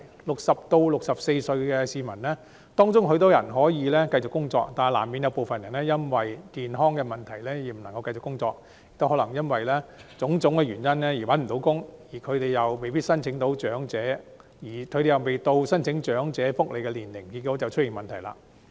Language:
Cantonese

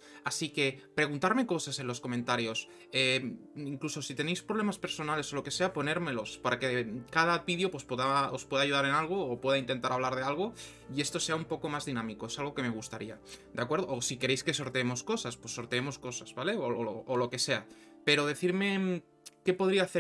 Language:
Spanish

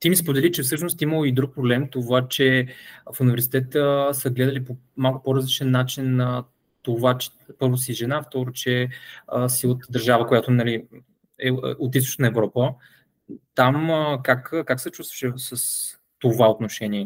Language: Bulgarian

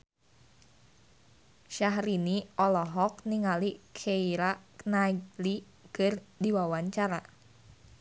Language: Sundanese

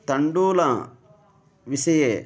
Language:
Sanskrit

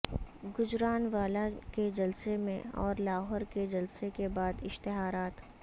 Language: Urdu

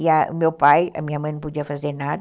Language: Portuguese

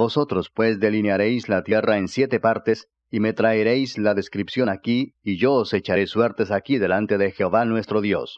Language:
Spanish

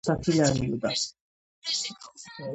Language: Georgian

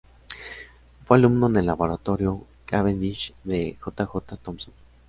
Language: Spanish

